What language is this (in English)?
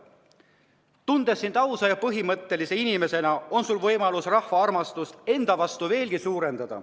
Estonian